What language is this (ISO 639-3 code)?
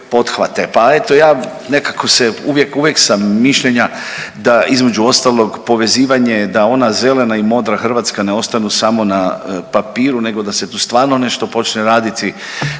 hrv